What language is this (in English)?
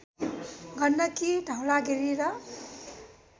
Nepali